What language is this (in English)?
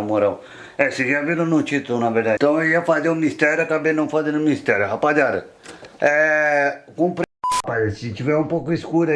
Portuguese